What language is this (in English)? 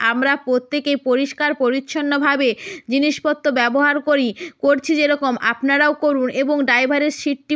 Bangla